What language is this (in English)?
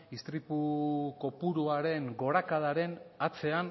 Basque